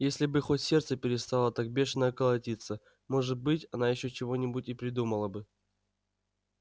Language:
Russian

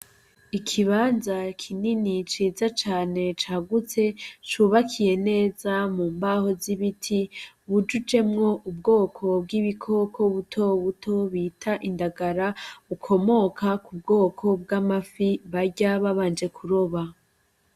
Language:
Rundi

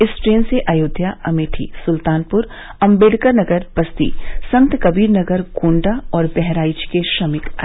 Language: Hindi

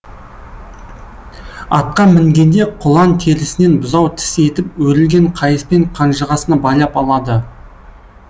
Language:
Kazakh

